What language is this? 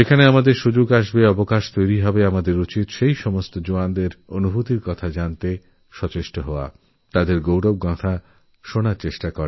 Bangla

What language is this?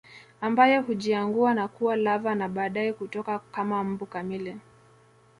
Swahili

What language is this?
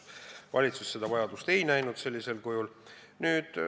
Estonian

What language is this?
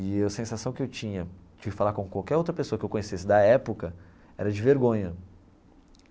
Portuguese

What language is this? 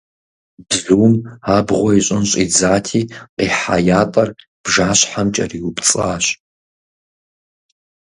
Kabardian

